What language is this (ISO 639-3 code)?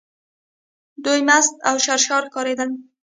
pus